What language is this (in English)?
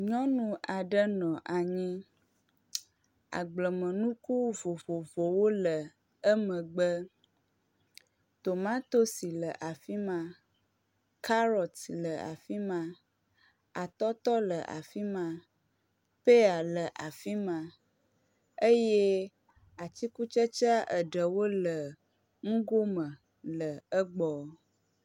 Ewe